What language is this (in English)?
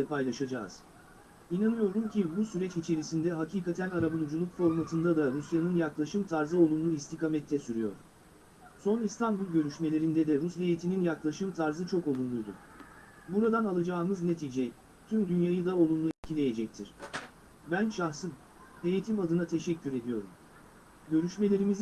Turkish